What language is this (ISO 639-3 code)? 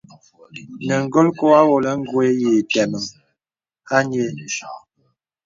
beb